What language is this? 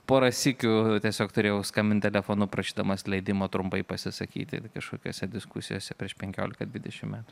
Lithuanian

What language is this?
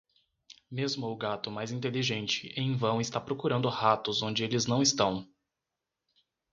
Portuguese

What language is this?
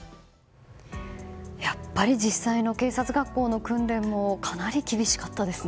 Japanese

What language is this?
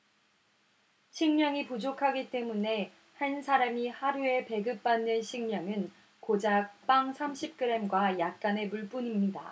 Korean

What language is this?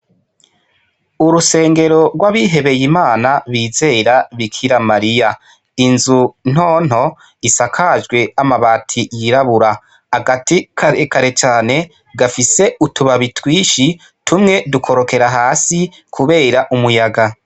Rundi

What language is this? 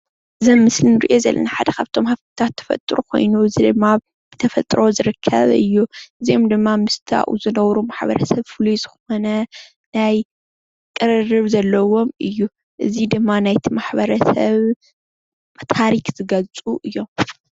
Tigrinya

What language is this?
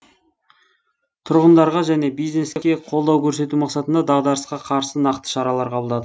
Kazakh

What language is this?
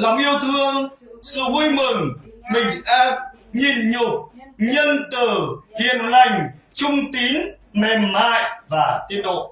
Vietnamese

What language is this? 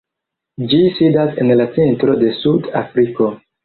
Esperanto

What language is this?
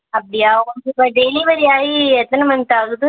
Tamil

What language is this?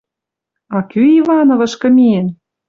Western Mari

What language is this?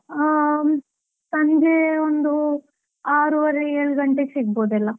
Kannada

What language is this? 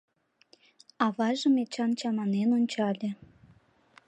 Mari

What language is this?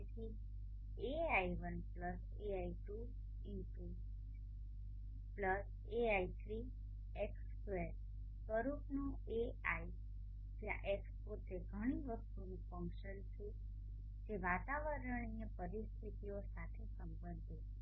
Gujarati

